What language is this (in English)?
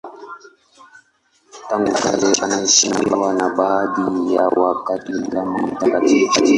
Swahili